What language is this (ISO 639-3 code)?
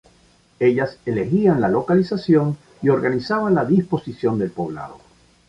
spa